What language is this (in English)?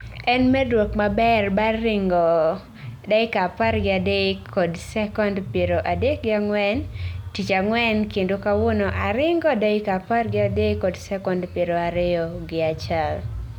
Luo (Kenya and Tanzania)